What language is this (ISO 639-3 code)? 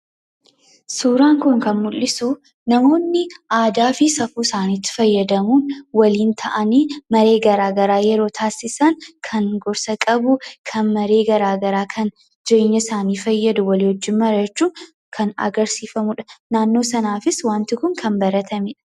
orm